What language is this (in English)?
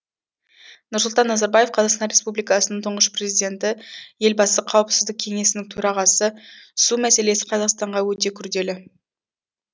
Kazakh